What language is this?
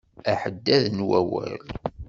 Kabyle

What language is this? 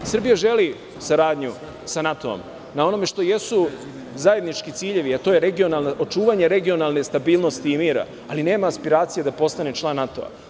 Serbian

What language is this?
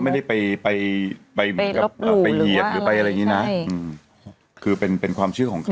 Thai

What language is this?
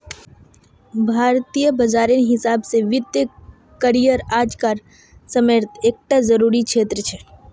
Magahi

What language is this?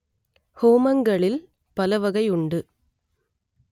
Tamil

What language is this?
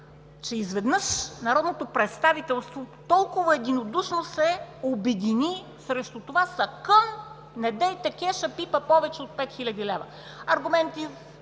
Bulgarian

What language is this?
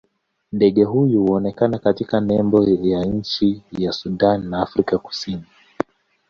Swahili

